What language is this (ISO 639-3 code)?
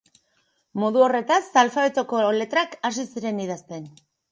eus